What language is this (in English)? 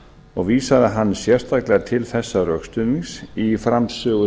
Icelandic